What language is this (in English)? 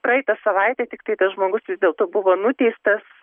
Lithuanian